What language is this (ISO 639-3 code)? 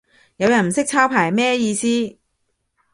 yue